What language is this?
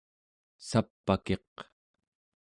Central Yupik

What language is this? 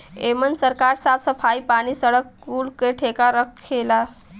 Bhojpuri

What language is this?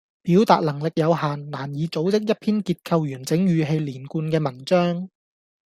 Cantonese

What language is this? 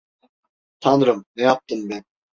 Turkish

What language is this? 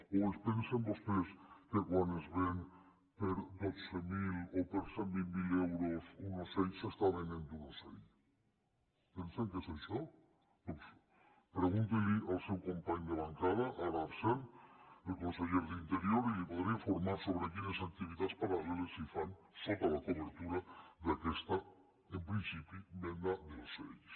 Catalan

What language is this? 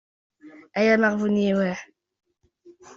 Kabyle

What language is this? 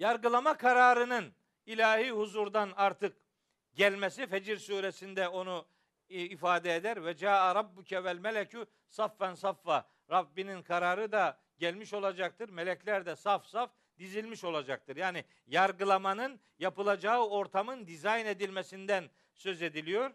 Turkish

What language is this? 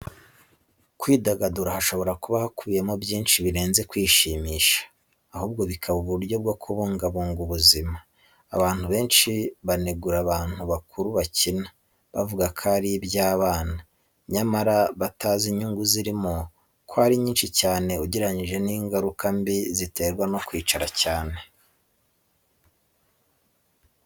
Kinyarwanda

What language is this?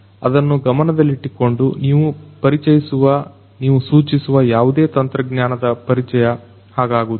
Kannada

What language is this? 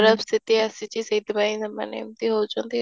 Odia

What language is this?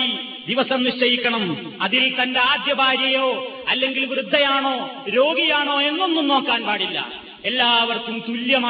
Malayalam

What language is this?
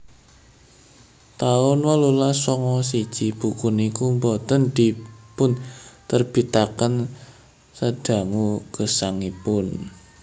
Javanese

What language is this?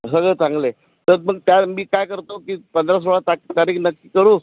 Marathi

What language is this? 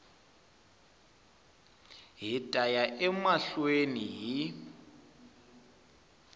Tsonga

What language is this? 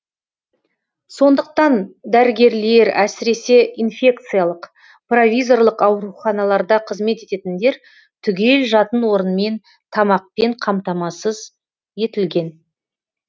Kazakh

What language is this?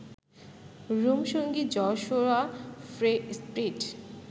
Bangla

